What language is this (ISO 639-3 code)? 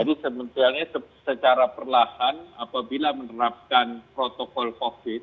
ind